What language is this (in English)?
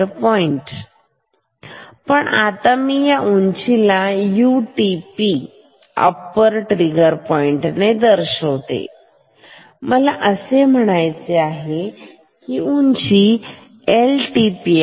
Marathi